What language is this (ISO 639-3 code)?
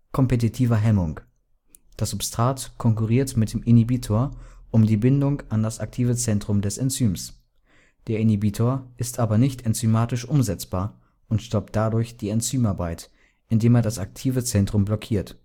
deu